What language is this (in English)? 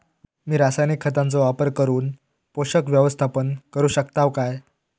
Marathi